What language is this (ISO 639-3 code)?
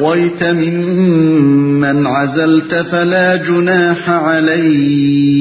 urd